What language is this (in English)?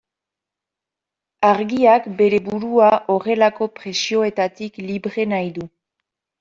Basque